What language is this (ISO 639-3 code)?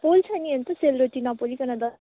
nep